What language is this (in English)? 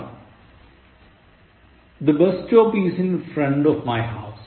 Malayalam